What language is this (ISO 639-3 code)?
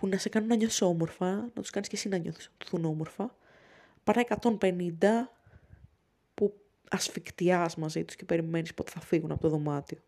ell